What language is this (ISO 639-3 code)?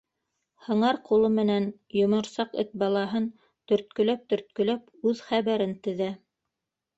bak